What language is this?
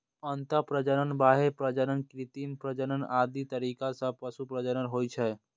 Maithili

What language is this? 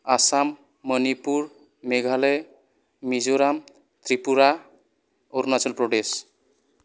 Bodo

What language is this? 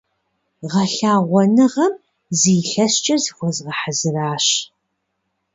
Kabardian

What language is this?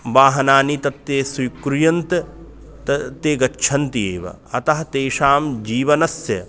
Sanskrit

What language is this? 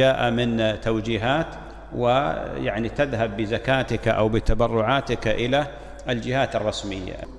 Arabic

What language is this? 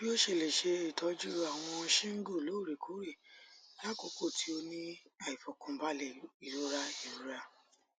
Yoruba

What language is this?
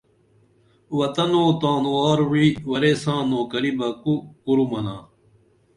Dameli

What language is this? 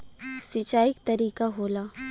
Bhojpuri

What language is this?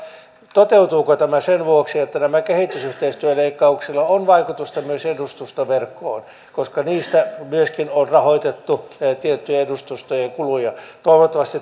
Finnish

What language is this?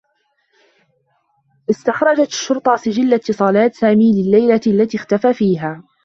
Arabic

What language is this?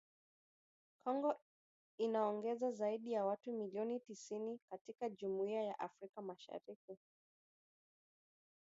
Swahili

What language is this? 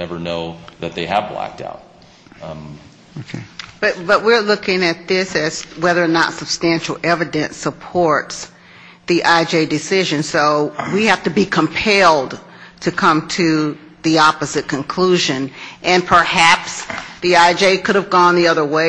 English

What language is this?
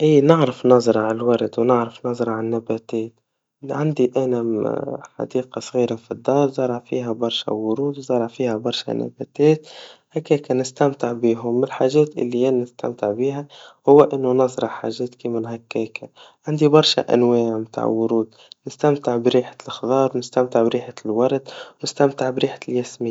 Tunisian Arabic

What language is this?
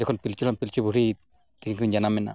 Santali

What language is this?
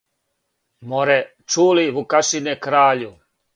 Serbian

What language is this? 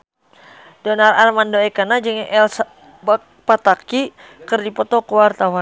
Sundanese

